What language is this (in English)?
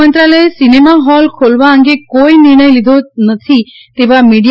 Gujarati